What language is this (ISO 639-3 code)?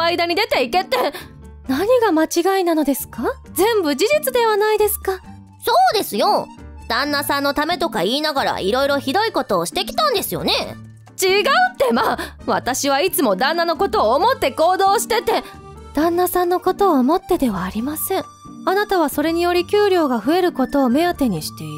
jpn